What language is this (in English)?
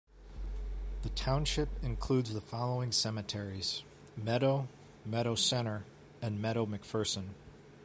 English